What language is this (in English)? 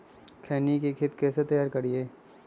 Magahi